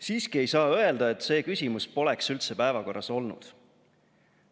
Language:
Estonian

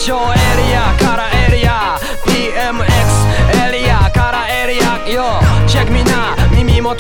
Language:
Japanese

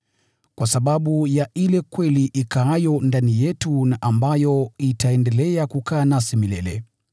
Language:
Swahili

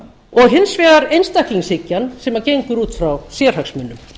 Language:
Icelandic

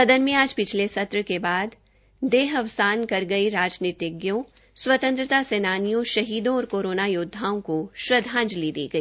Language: Hindi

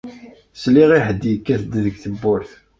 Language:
Kabyle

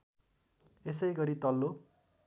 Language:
Nepali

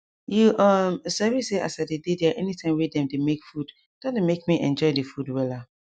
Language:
Nigerian Pidgin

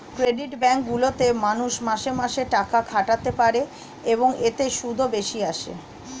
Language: Bangla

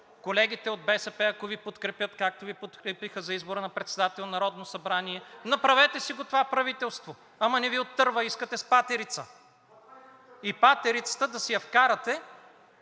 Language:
Bulgarian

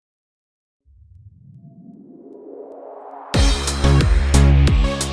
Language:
Turkish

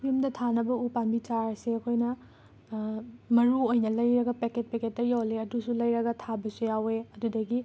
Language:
Manipuri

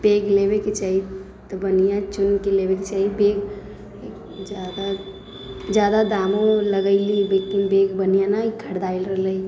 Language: Maithili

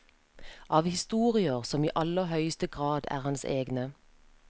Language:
Norwegian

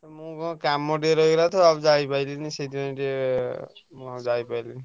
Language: Odia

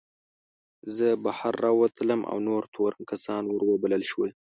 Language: Pashto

